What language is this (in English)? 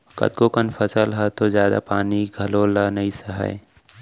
Chhattisgarhi